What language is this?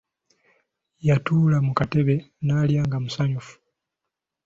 Ganda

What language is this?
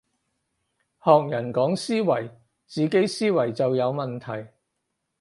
Cantonese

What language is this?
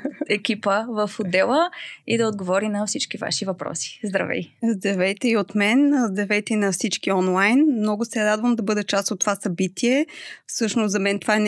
Bulgarian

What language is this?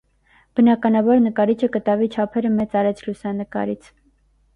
Armenian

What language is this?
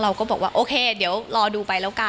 Thai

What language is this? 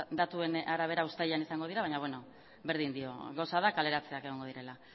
Basque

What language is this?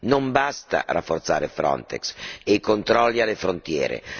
Italian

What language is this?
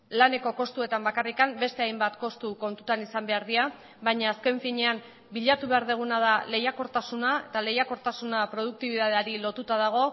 Basque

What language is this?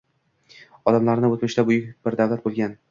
Uzbek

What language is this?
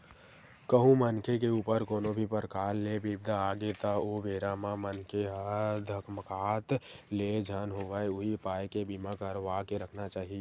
Chhattisgarhi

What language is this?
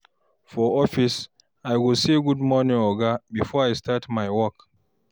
Nigerian Pidgin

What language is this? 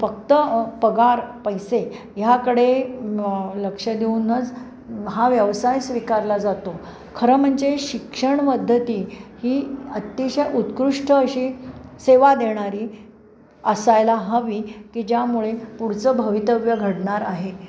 Marathi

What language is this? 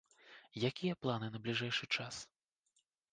Belarusian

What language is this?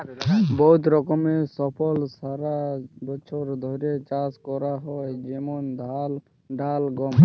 Bangla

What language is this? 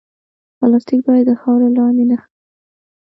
Pashto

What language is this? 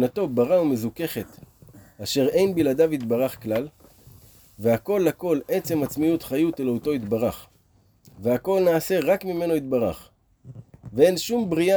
Hebrew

